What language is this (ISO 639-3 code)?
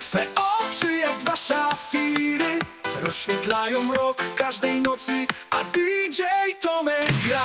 pol